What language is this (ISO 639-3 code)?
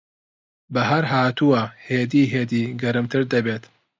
ckb